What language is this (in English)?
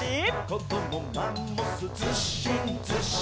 Japanese